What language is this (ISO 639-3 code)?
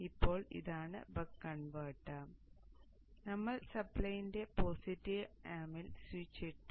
mal